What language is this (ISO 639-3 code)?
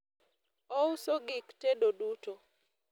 luo